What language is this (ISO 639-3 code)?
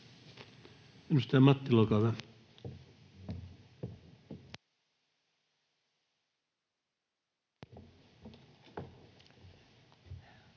fin